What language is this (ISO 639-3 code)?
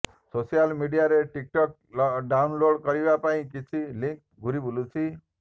ori